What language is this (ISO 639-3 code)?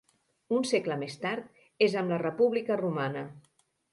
cat